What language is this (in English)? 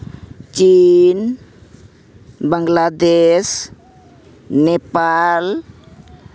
Santali